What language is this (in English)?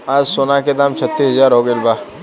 Bhojpuri